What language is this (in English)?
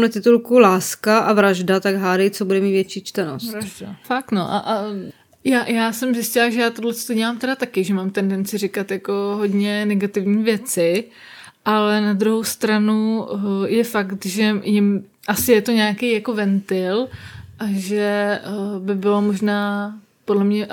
Czech